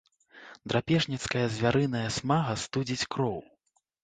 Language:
Belarusian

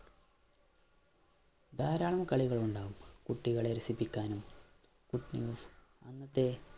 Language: Malayalam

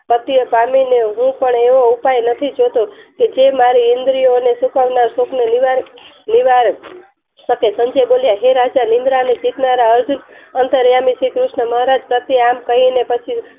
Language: Gujarati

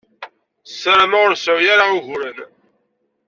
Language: Kabyle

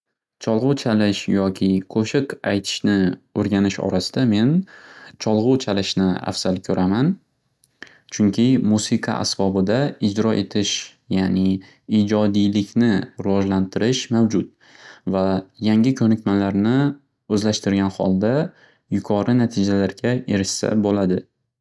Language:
Uzbek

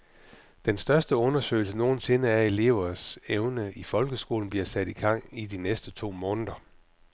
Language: Danish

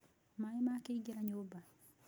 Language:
Kikuyu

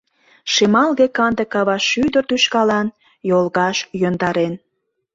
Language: Mari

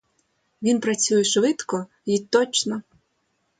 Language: Ukrainian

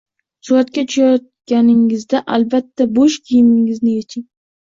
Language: Uzbek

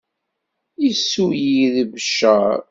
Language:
Kabyle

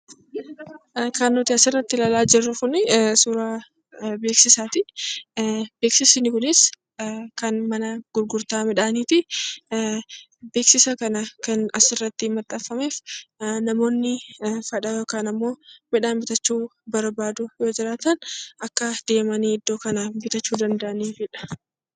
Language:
Oromo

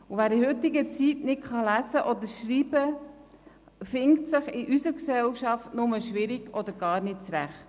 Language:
Swiss German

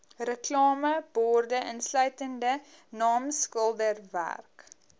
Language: Afrikaans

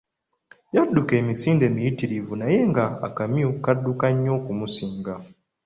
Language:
Ganda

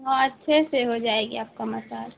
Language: Urdu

